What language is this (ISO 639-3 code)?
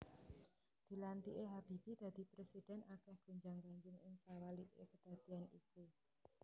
jav